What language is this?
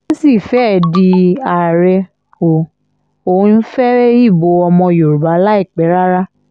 Yoruba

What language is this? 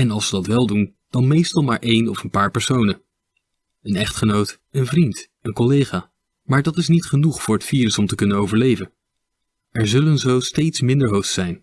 Dutch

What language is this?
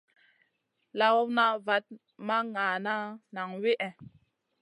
Masana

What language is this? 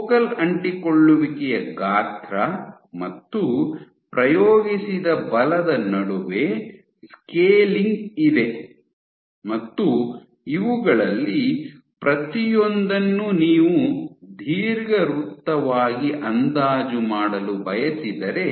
Kannada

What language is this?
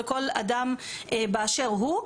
Hebrew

